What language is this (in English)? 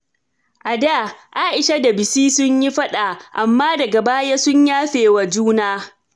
Hausa